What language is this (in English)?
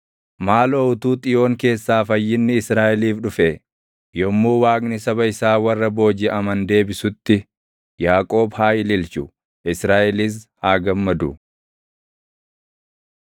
Oromo